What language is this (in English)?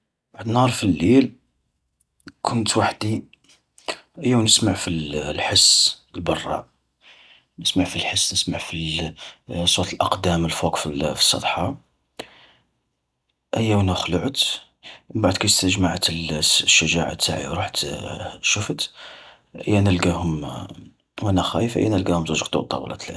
Algerian Arabic